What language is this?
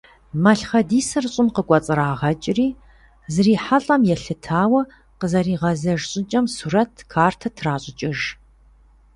Kabardian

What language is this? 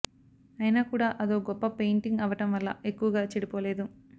Telugu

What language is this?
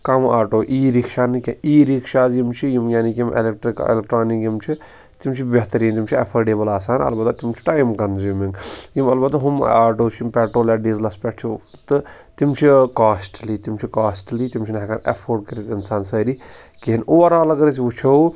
Kashmiri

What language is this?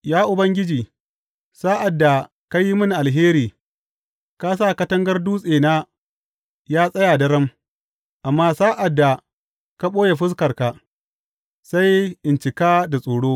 Hausa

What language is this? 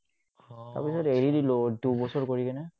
Assamese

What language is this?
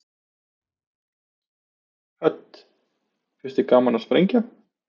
Icelandic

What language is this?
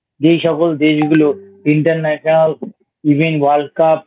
Bangla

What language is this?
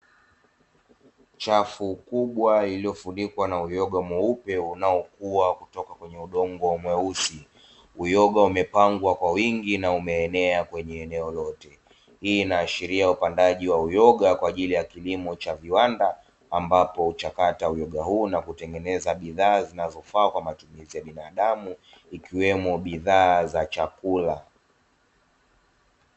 Swahili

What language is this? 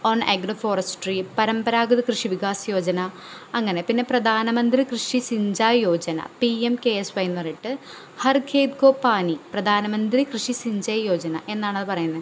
Malayalam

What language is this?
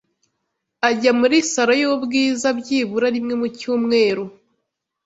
Kinyarwanda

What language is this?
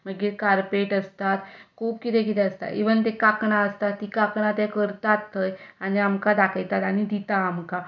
Konkani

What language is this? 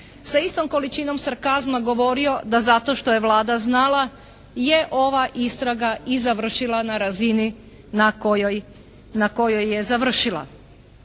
Croatian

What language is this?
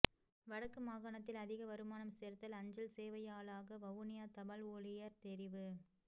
Tamil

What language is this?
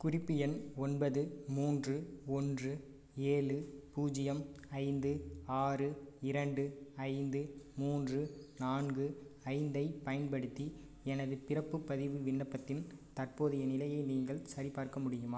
Tamil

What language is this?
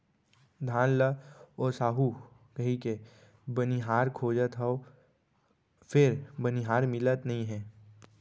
Chhattisgarhi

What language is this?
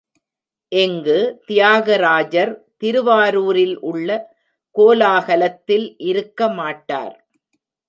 Tamil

